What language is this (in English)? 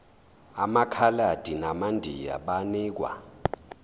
Zulu